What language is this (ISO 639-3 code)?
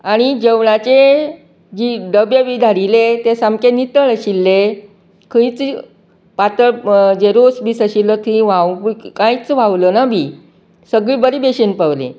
kok